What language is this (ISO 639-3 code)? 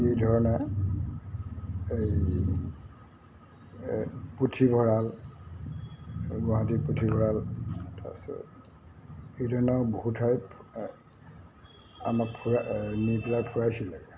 asm